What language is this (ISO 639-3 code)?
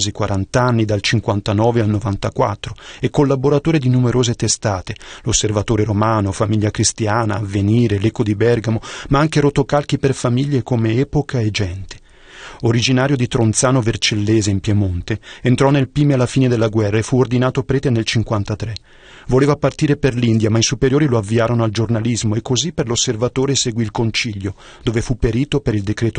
ita